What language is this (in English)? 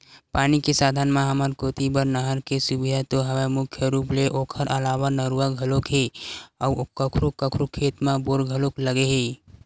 Chhattisgarhi